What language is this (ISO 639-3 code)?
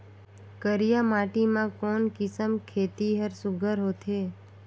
hne